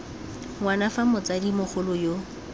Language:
Tswana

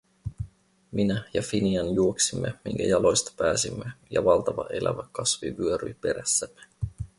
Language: Finnish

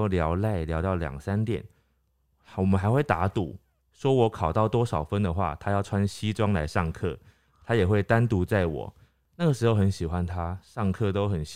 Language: Chinese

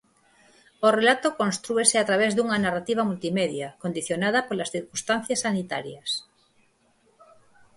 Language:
Galician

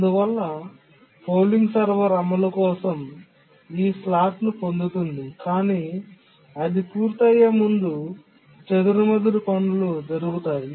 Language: Telugu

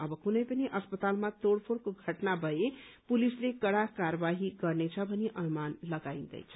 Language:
Nepali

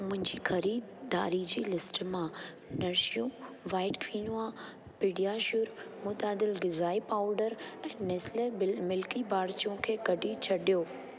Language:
Sindhi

